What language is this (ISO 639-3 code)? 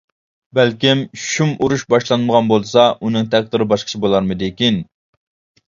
uig